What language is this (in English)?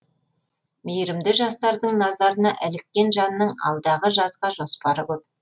Kazakh